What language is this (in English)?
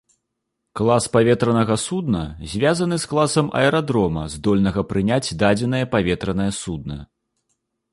Belarusian